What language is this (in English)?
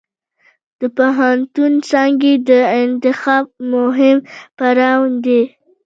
Pashto